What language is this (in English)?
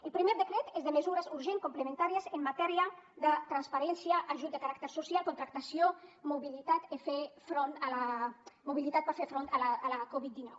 Catalan